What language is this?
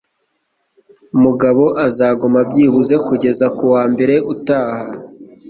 Kinyarwanda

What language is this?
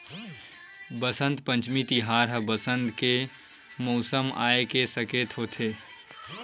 Chhattisgarhi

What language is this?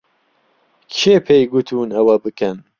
Central Kurdish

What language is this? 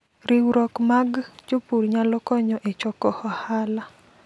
Luo (Kenya and Tanzania)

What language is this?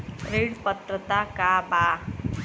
Bhojpuri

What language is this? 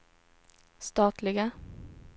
Swedish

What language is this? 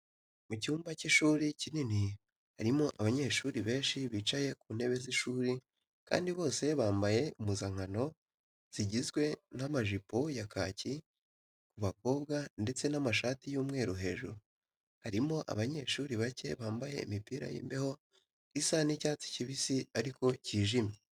Kinyarwanda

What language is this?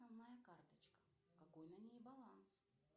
Russian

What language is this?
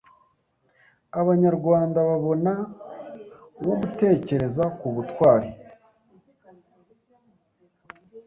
Kinyarwanda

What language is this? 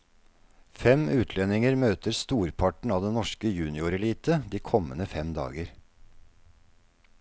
Norwegian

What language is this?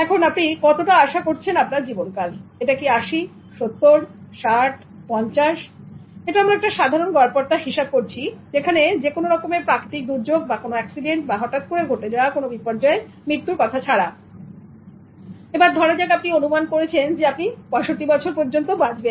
Bangla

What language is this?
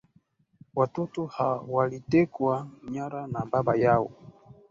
Swahili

